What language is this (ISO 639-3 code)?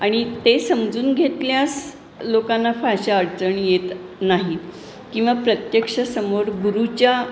mar